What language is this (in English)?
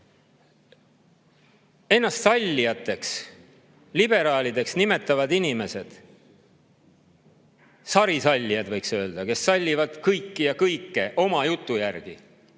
Estonian